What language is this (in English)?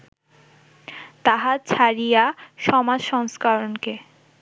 Bangla